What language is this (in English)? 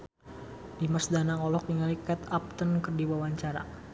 Sundanese